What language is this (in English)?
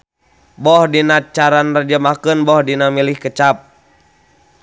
Sundanese